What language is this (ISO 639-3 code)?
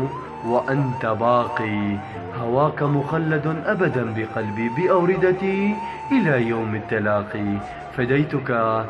ara